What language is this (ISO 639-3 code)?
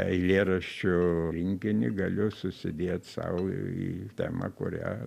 lit